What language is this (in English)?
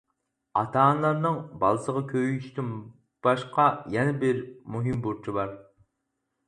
Uyghur